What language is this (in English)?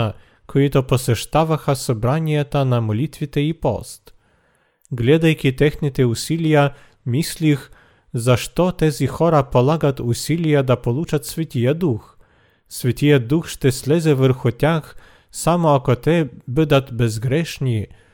Bulgarian